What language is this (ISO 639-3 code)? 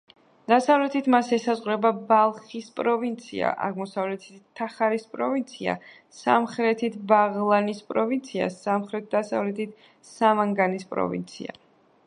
kat